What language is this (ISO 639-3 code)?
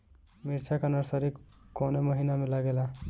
bho